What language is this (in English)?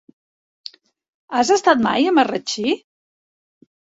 Catalan